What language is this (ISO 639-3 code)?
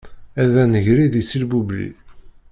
kab